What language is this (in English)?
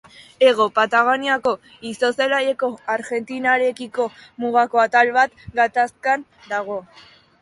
Basque